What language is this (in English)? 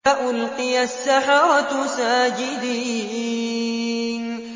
Arabic